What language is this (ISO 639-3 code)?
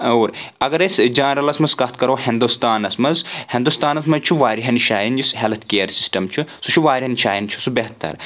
kas